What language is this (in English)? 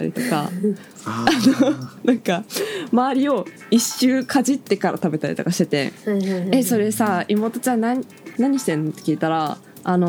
Japanese